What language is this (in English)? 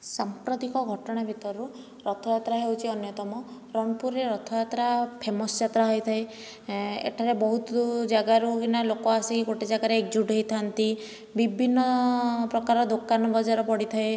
Odia